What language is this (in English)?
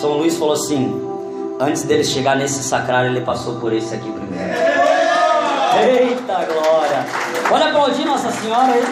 Portuguese